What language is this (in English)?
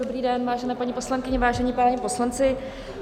Czech